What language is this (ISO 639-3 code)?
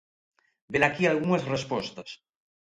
glg